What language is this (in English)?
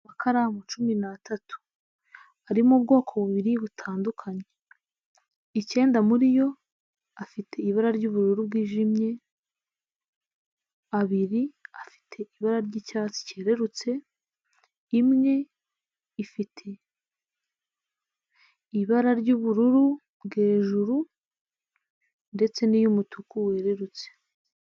Kinyarwanda